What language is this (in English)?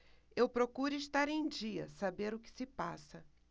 Portuguese